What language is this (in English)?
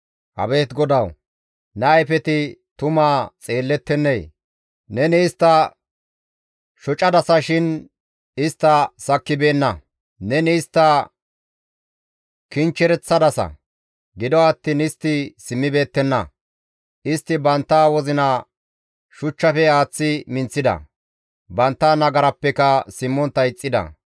Gamo